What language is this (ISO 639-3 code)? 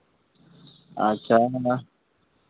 sat